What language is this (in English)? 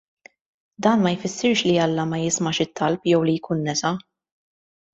Maltese